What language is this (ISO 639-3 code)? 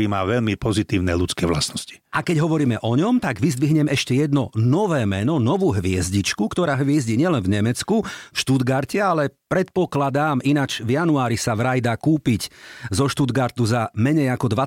slk